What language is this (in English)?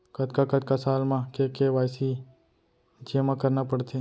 Chhattisgarhi